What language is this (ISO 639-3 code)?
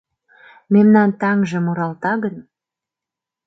chm